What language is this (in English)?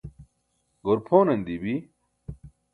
Burushaski